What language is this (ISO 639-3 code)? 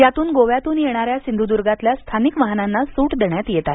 mar